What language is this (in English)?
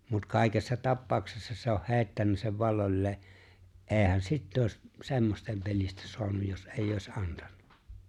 Finnish